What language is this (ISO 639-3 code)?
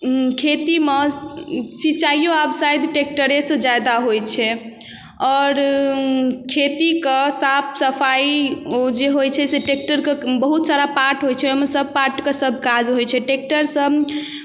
mai